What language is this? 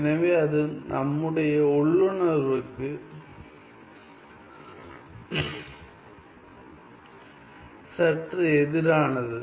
Tamil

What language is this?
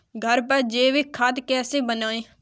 Hindi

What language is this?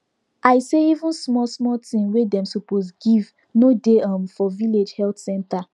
Nigerian Pidgin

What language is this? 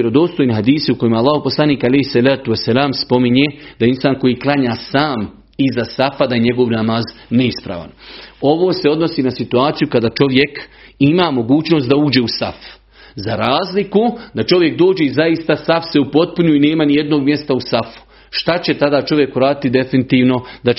Croatian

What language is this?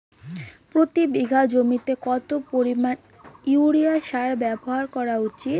Bangla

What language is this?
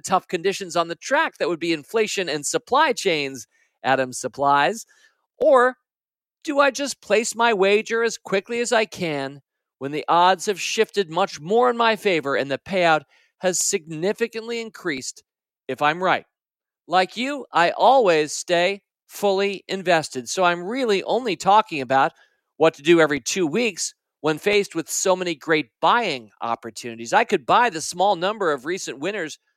English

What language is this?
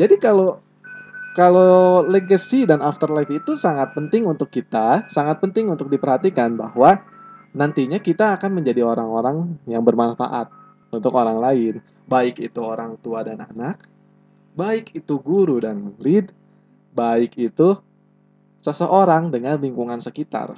Indonesian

